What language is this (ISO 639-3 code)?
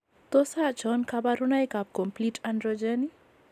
kln